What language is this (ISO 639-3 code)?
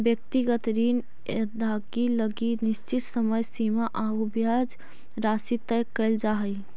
mag